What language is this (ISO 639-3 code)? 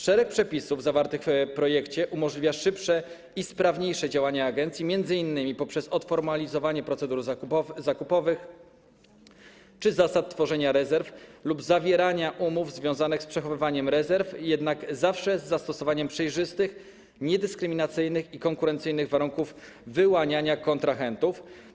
pol